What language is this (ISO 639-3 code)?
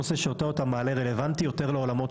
heb